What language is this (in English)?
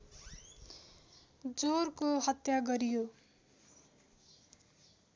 Nepali